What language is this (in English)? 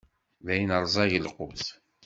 Kabyle